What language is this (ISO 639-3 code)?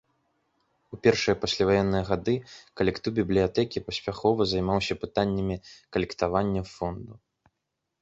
bel